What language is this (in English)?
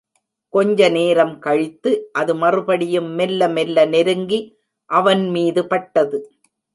Tamil